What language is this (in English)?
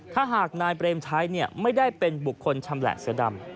Thai